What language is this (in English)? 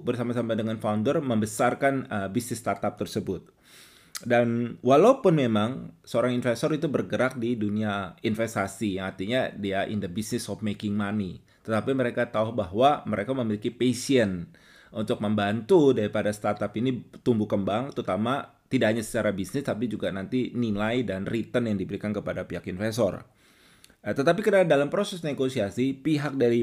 Indonesian